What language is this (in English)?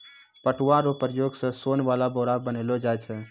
Maithili